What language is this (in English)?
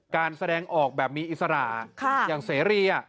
Thai